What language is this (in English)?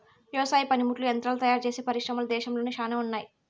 Telugu